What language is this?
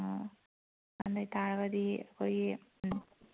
Manipuri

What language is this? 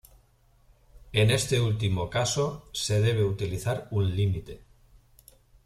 Spanish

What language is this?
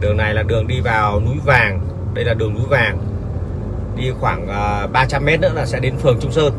Vietnamese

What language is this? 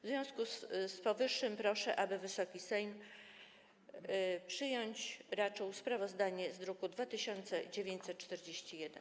Polish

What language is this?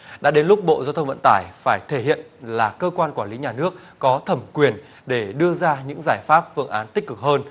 Vietnamese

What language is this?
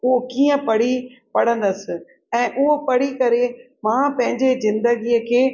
Sindhi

